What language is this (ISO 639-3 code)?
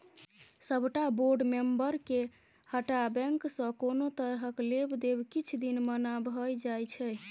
mai